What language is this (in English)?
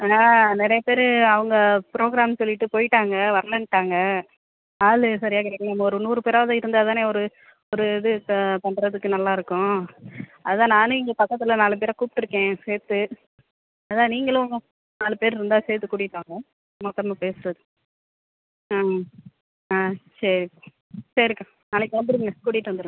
Tamil